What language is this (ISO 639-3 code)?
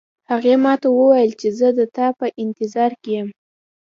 pus